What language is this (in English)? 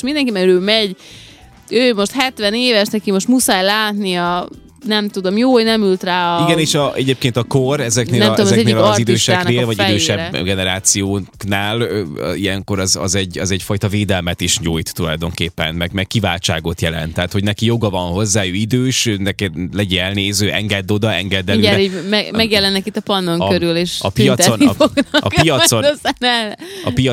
Hungarian